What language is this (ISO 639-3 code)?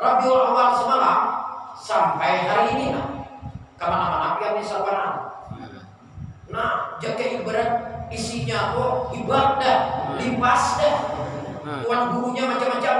ind